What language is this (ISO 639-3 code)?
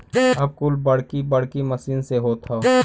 bho